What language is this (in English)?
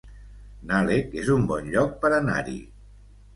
Catalan